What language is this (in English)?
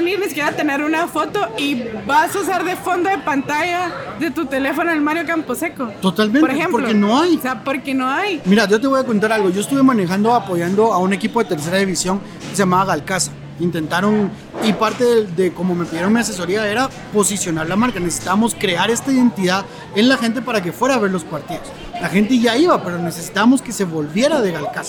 Spanish